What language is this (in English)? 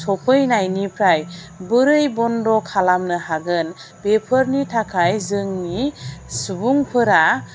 Bodo